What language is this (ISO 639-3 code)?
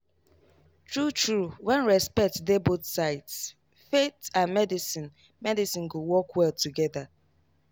pcm